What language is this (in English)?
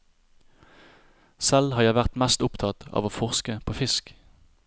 Norwegian